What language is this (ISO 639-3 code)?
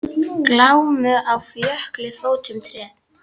isl